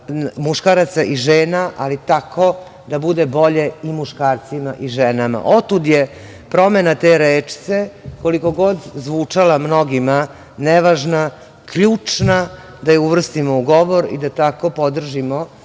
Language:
Serbian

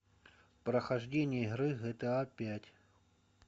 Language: Russian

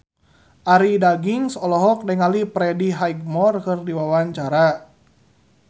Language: Sundanese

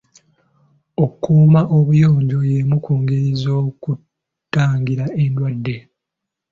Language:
Ganda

